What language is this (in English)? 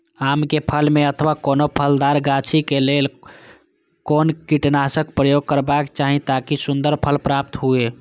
Maithili